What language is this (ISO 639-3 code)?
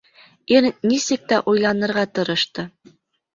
bak